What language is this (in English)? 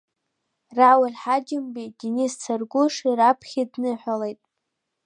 Abkhazian